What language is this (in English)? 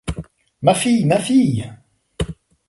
French